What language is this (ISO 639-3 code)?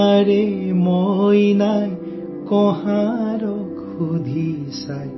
hin